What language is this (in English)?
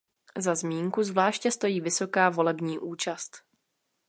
Czech